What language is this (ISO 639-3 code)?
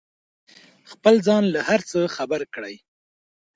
pus